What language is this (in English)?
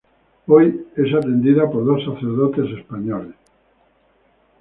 Spanish